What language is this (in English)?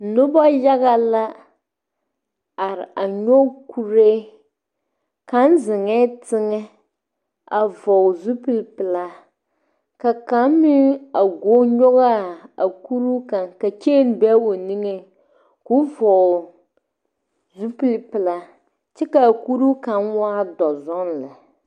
Southern Dagaare